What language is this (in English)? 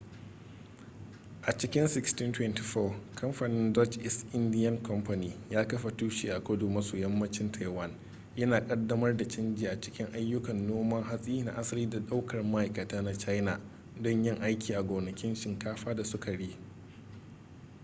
Hausa